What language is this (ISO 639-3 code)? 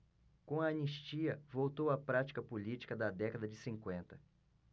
por